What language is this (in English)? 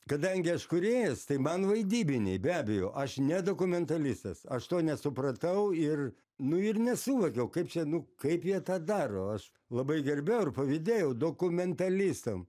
Lithuanian